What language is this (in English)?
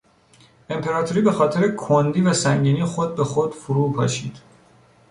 Persian